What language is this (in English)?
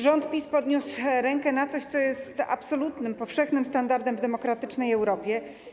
Polish